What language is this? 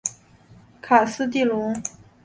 Chinese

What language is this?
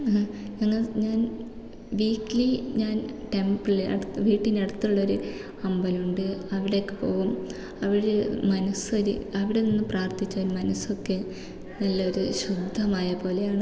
Malayalam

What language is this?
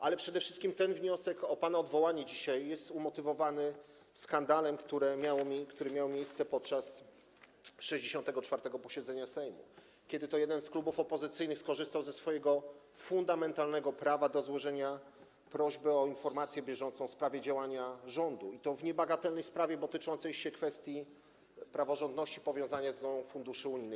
Polish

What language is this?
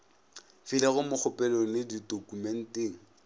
Northern Sotho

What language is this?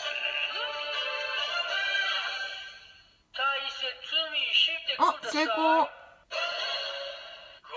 Japanese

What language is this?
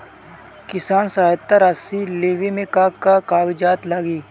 Bhojpuri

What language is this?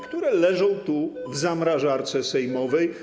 Polish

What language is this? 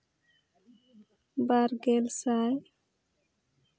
Santali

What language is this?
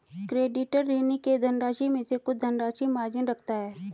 Hindi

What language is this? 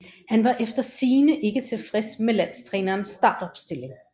Danish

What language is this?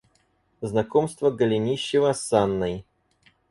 Russian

